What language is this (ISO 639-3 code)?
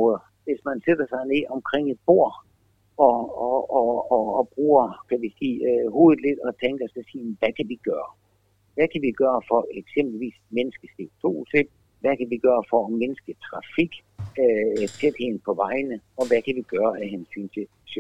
dan